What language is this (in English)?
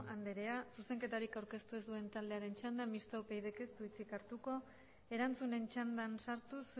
Basque